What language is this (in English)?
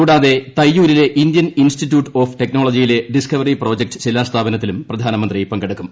Malayalam